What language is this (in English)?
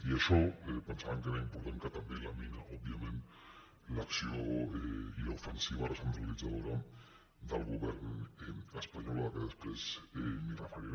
Catalan